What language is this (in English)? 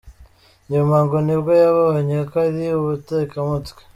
Kinyarwanda